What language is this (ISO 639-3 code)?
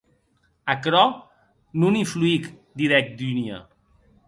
oci